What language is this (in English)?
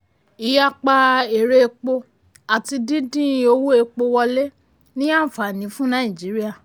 Yoruba